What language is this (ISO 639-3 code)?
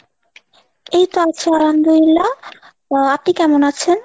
ben